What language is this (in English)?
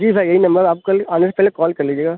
Urdu